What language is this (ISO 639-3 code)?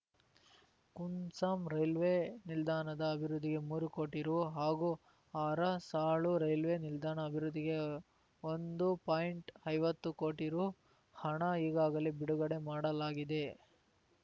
kan